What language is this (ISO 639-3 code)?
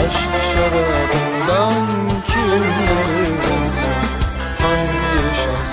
tur